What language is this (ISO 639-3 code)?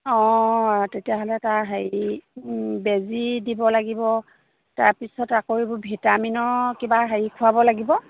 asm